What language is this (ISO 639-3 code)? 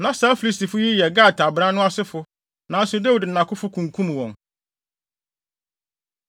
aka